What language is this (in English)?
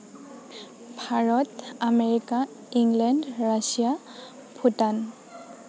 Assamese